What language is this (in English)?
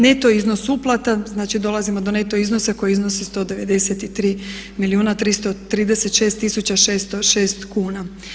Croatian